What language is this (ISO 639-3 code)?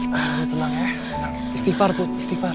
ind